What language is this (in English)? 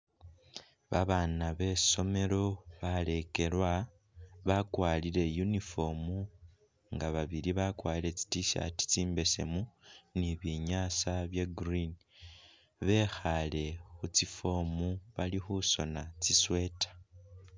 Masaaba